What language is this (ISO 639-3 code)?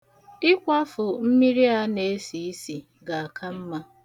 ibo